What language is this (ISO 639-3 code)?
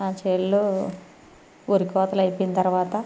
tel